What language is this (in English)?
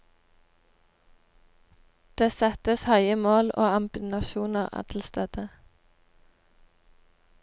Norwegian